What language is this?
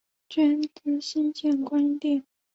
Chinese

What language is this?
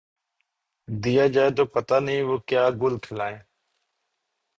Urdu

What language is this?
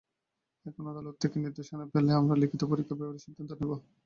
Bangla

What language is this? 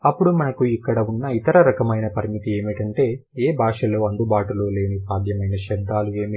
Telugu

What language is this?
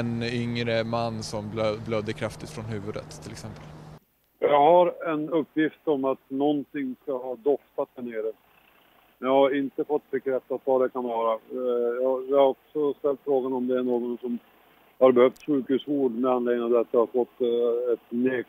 Swedish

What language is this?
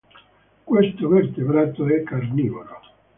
Italian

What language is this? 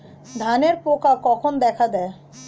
Bangla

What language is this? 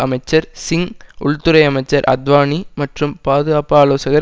Tamil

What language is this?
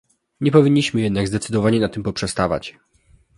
Polish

